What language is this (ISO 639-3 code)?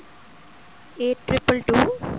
pan